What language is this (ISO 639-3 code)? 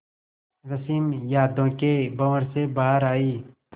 hin